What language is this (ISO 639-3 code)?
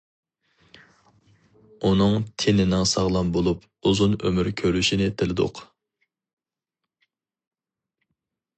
uig